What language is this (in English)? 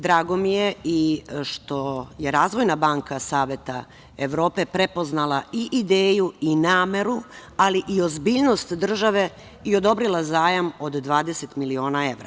Serbian